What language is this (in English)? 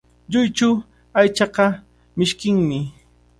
Cajatambo North Lima Quechua